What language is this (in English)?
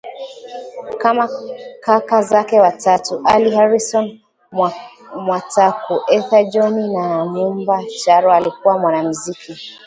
Swahili